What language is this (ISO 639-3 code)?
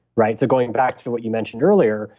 eng